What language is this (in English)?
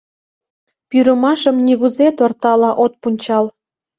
Mari